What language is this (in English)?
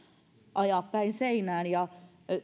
Finnish